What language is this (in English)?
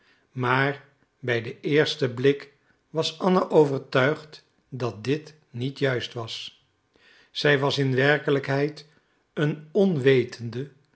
Dutch